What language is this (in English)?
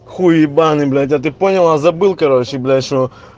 Russian